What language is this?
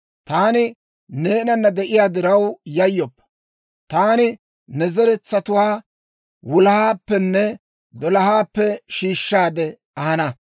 Dawro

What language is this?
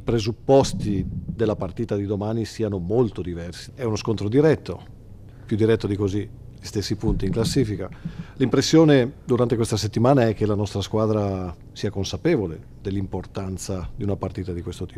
Italian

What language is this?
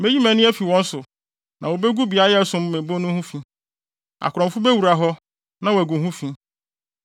Akan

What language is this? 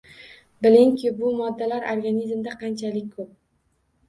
Uzbek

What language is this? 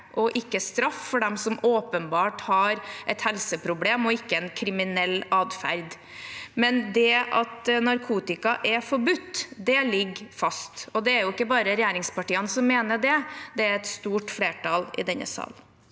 Norwegian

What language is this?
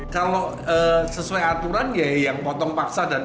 Indonesian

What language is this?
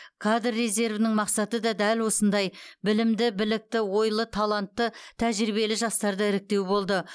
Kazakh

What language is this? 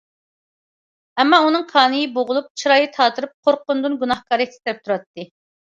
Uyghur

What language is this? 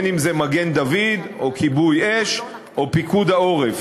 Hebrew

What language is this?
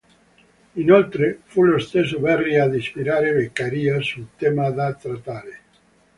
Italian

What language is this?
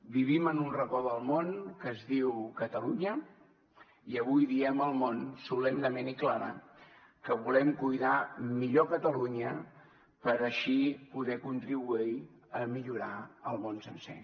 Catalan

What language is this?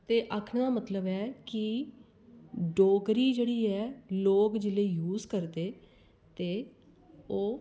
Dogri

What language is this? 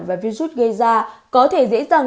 Vietnamese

